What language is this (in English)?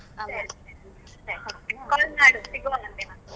Kannada